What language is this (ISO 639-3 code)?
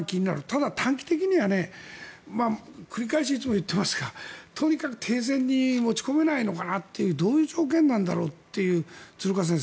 jpn